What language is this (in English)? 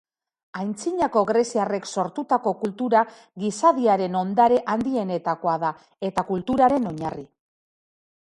Basque